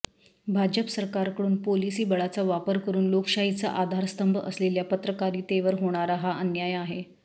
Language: Marathi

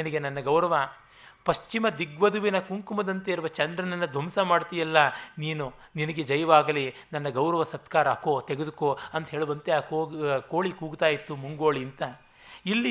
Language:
Kannada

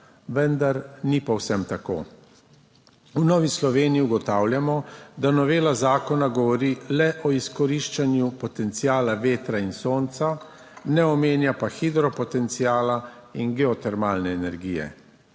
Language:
Slovenian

